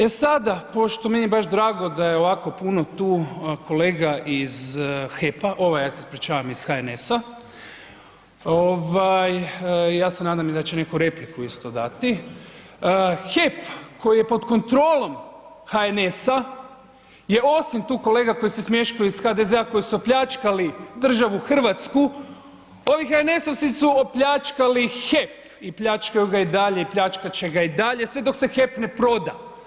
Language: Croatian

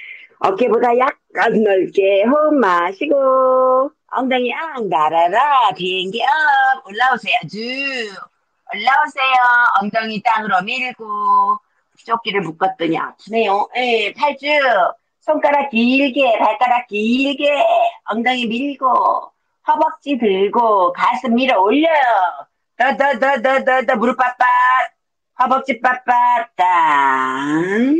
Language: Korean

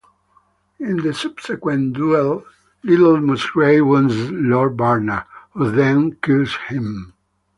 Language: English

